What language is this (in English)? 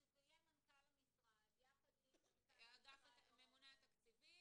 Hebrew